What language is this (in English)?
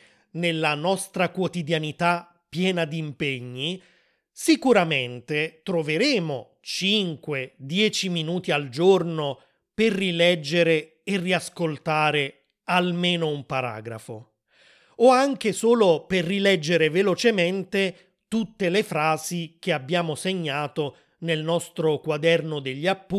Italian